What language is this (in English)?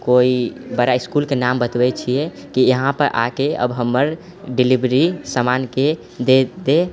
Maithili